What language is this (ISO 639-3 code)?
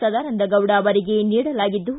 kan